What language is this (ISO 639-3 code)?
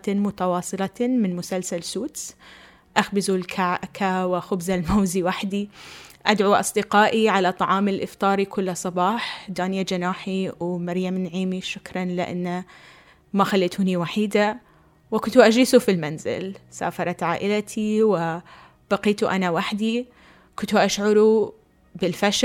ara